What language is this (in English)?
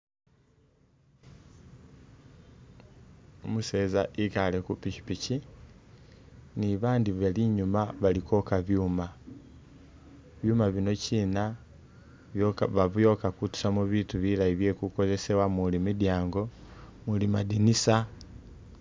Masaaba